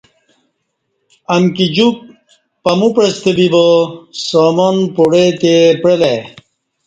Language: Kati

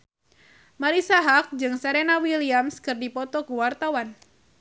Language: Sundanese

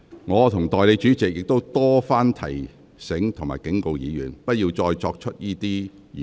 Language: Cantonese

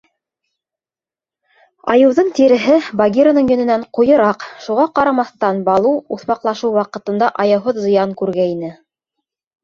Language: Bashkir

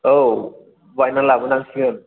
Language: Bodo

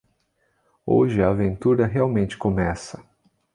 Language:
Portuguese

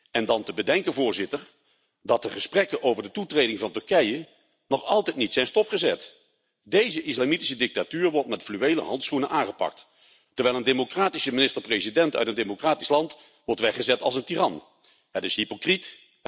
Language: Dutch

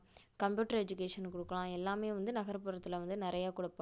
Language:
Tamil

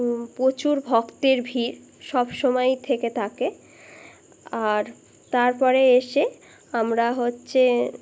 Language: Bangla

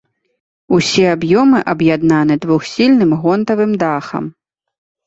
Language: Belarusian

